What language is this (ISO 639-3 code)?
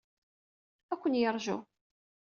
kab